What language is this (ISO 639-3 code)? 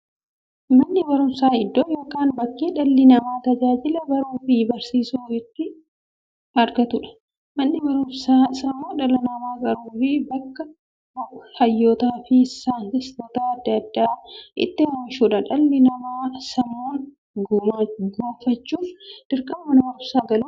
orm